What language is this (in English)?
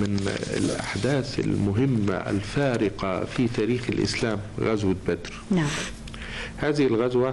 Arabic